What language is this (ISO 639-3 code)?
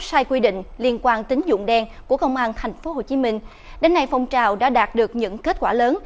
vie